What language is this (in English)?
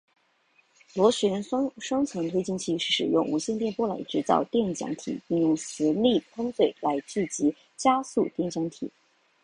Chinese